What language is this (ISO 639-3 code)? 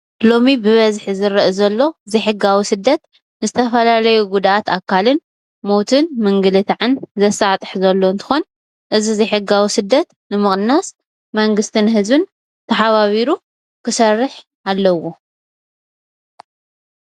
tir